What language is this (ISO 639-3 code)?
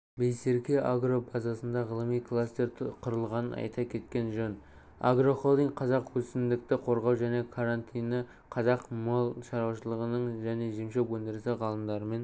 kaz